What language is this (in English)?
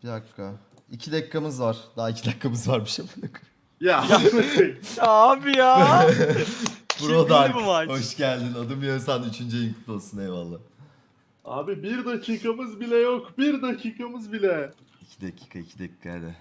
Turkish